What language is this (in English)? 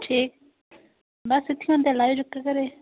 Dogri